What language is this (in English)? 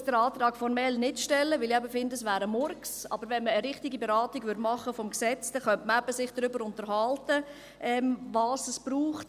Swiss German